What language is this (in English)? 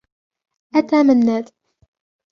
Arabic